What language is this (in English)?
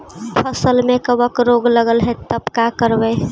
Magahi